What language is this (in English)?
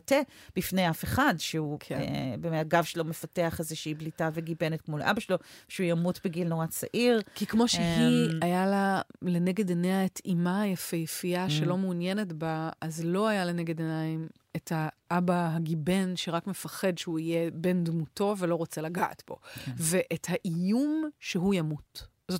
Hebrew